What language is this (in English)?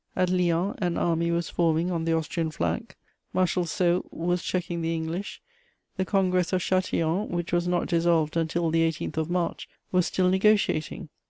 English